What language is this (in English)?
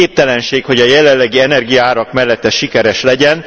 Hungarian